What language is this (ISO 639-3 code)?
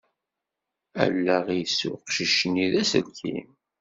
kab